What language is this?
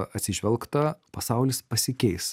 Lithuanian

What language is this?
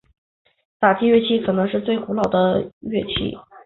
Chinese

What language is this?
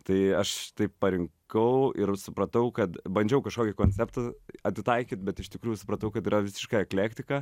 Lithuanian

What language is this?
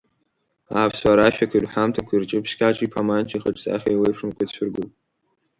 Abkhazian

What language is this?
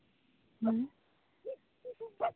Santali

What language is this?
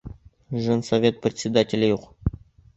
Bashkir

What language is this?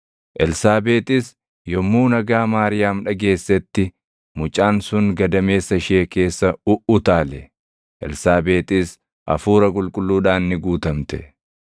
Oromo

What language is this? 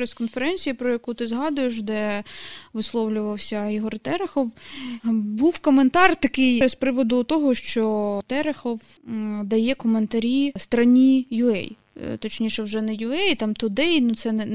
Ukrainian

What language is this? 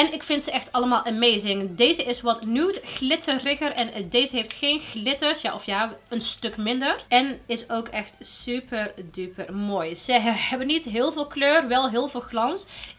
Dutch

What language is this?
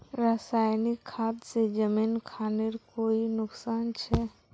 Magahi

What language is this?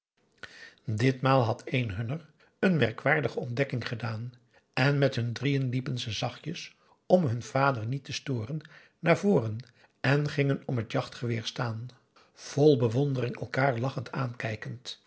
Dutch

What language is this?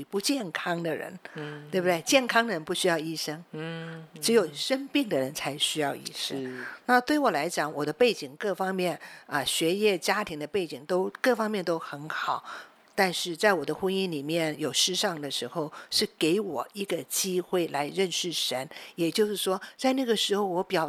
Chinese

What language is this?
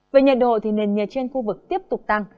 Vietnamese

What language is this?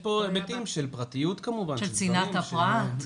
Hebrew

